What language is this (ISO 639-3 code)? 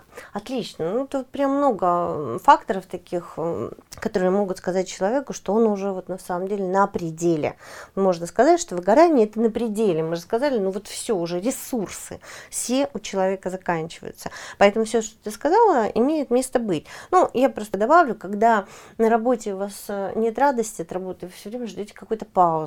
rus